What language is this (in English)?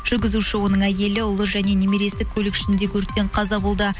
Kazakh